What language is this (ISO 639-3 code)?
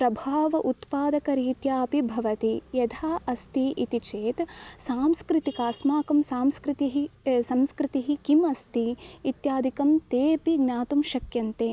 san